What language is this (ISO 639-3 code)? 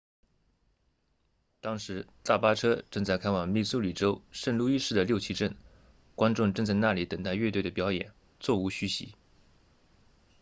zho